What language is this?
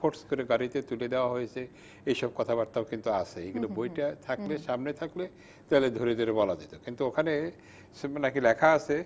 Bangla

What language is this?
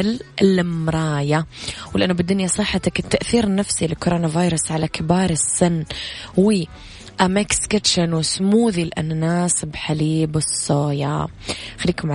Arabic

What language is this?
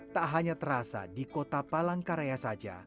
Indonesian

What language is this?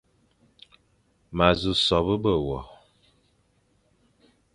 Fang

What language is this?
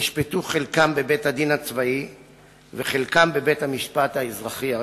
Hebrew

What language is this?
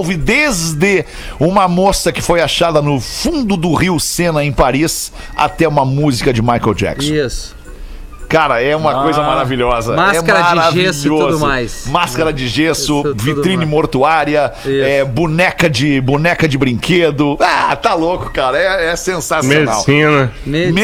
Portuguese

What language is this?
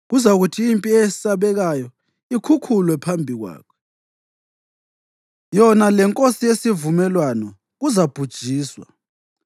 North Ndebele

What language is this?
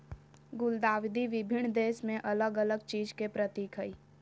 Magahi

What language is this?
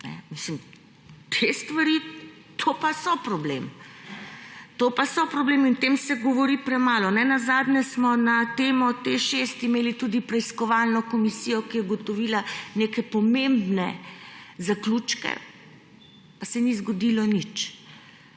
Slovenian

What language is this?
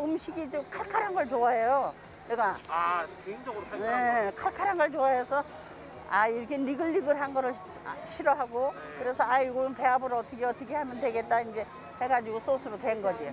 Korean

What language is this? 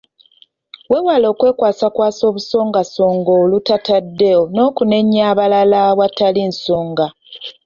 Ganda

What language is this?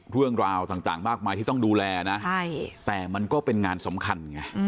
Thai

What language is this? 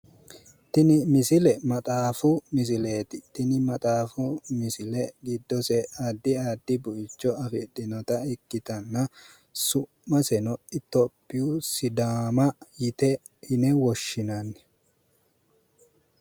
Sidamo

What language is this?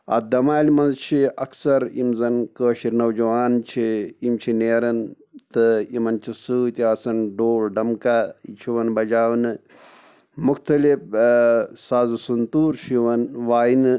Kashmiri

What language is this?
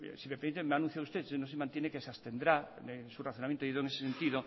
Spanish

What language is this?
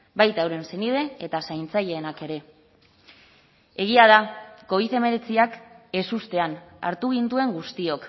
Basque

